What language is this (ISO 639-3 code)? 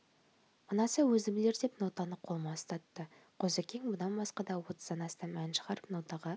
kaz